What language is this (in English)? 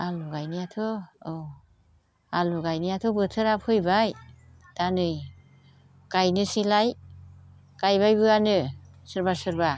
Bodo